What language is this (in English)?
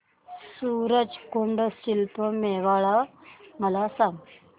Marathi